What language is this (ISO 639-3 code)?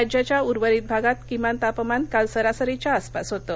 mar